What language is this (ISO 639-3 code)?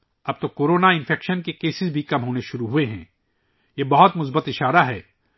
urd